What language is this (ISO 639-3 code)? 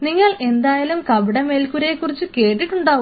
mal